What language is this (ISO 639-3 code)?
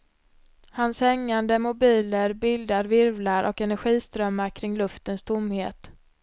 swe